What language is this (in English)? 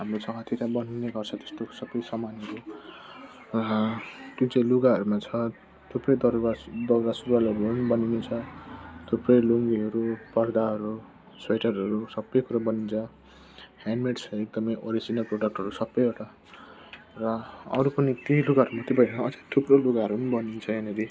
Nepali